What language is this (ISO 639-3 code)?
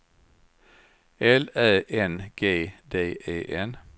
swe